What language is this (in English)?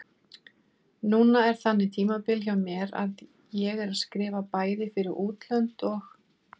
Icelandic